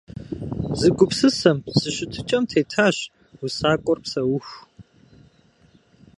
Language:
Kabardian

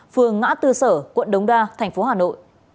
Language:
Vietnamese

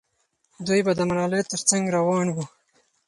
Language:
Pashto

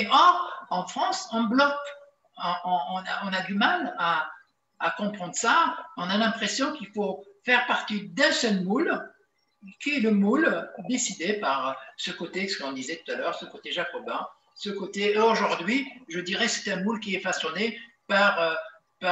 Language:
French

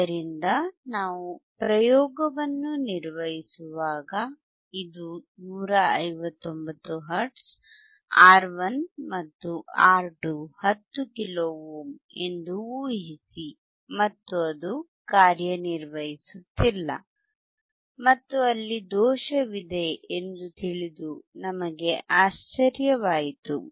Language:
Kannada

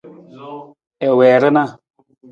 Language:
Nawdm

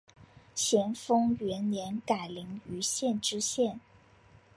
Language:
Chinese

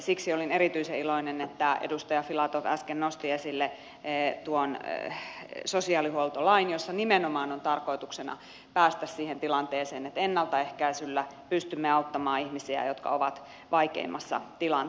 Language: Finnish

